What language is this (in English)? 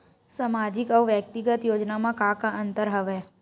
Chhattisgarhi